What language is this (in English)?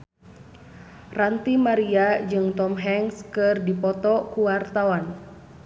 Sundanese